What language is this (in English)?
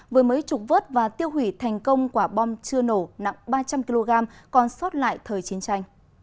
Vietnamese